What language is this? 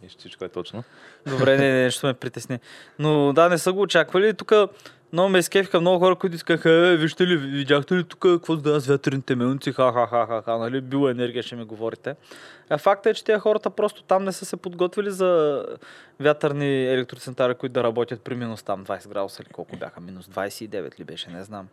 Bulgarian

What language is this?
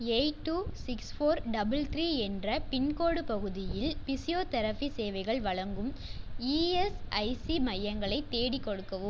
Tamil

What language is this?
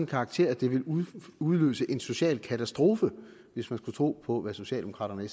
Danish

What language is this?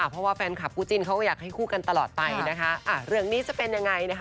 Thai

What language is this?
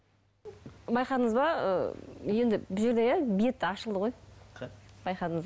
Kazakh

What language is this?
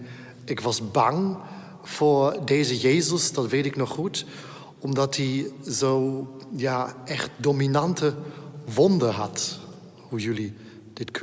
Dutch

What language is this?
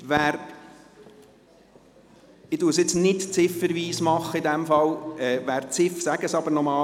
Swiss German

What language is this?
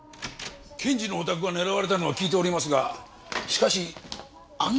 Japanese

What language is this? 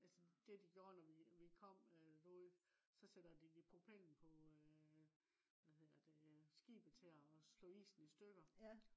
Danish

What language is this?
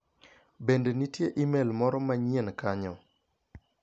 Luo (Kenya and Tanzania)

